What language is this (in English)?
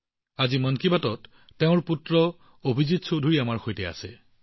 Assamese